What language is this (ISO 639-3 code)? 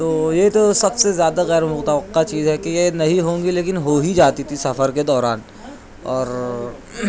urd